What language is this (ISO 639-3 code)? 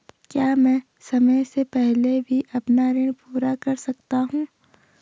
hin